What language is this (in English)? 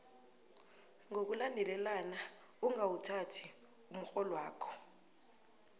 South Ndebele